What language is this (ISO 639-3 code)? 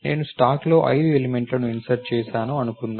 tel